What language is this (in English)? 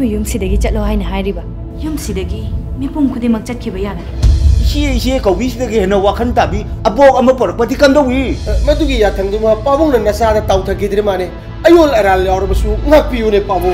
Korean